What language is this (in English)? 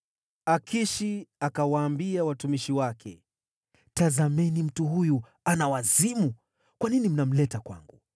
Swahili